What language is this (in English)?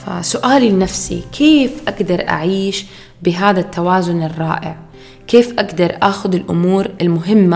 Arabic